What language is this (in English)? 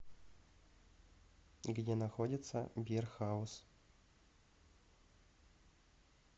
Russian